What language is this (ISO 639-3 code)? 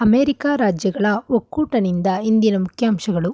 kan